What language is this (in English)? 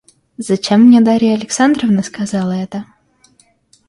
Russian